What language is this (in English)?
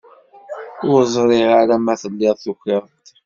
Kabyle